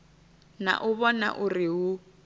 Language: Venda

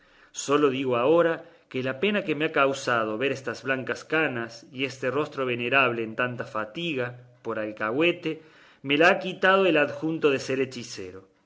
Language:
Spanish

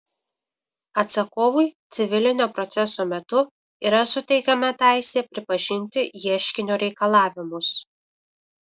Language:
Lithuanian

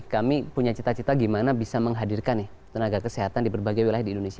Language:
Indonesian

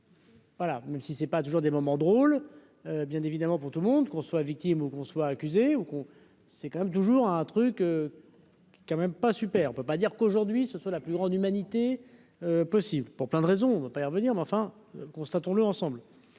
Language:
French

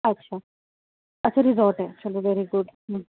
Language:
Urdu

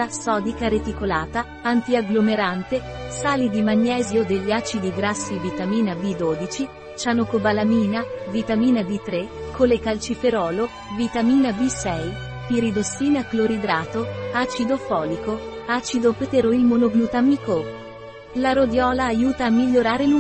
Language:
Italian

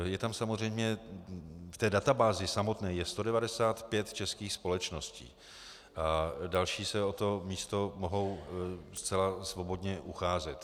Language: Czech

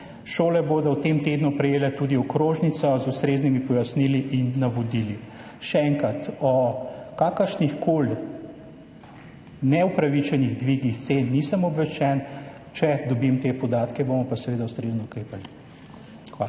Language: Slovenian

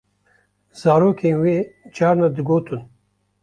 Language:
Kurdish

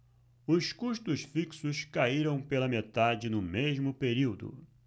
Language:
Portuguese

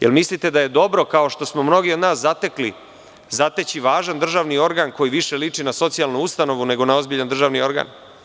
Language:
Serbian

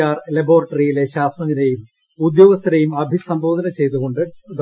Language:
Malayalam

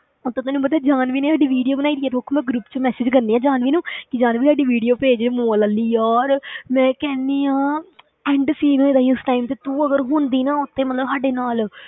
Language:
Punjabi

